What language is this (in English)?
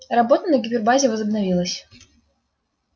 Russian